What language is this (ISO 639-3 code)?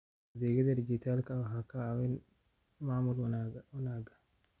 som